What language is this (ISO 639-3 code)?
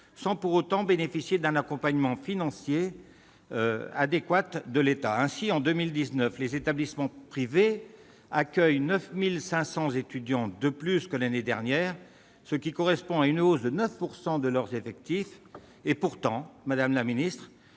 fra